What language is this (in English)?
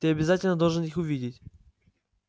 Russian